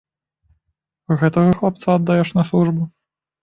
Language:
Belarusian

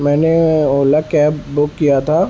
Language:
Urdu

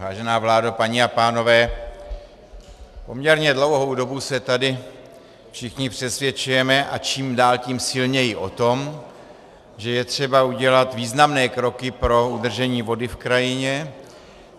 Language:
Czech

